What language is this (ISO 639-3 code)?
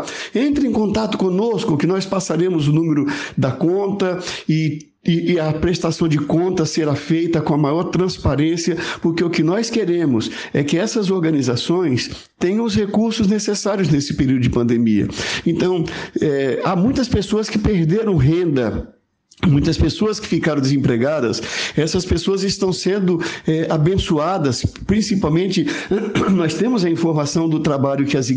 por